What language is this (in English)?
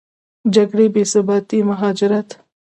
Pashto